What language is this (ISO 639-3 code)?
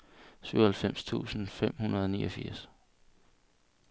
dan